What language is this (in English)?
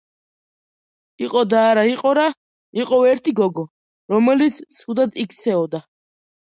Georgian